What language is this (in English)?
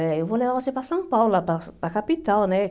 Portuguese